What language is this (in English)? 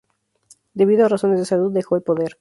Spanish